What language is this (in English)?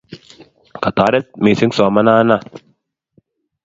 Kalenjin